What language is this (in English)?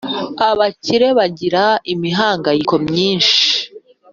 Kinyarwanda